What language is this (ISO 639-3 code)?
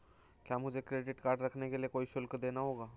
hin